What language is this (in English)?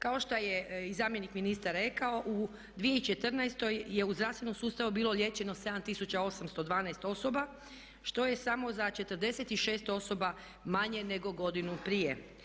Croatian